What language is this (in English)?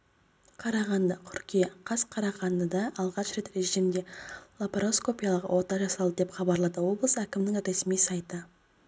Kazakh